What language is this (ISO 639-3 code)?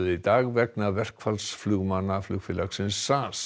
isl